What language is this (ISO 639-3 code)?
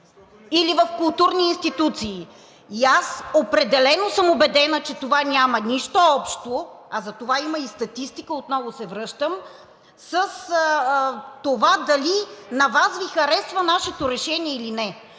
bul